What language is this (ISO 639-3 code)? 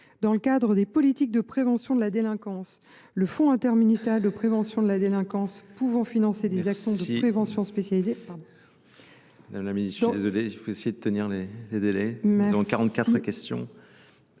fra